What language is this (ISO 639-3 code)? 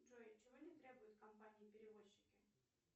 rus